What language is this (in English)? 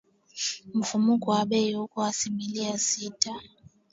Swahili